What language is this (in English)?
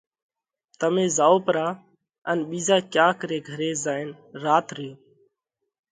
Parkari Koli